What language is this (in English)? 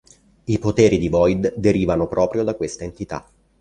Italian